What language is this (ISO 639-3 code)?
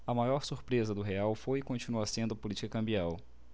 por